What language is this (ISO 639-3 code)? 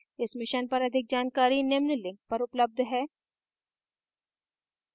hin